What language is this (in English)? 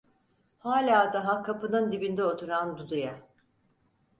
Turkish